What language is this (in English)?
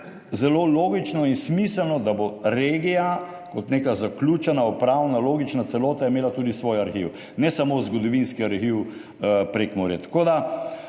Slovenian